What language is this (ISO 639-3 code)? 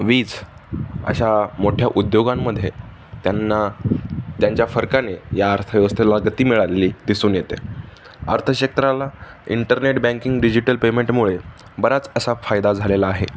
mar